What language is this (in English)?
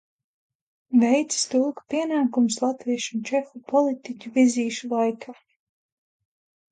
Latvian